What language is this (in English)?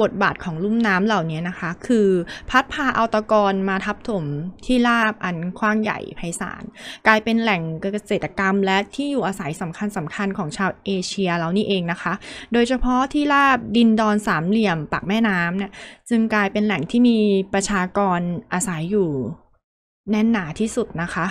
Thai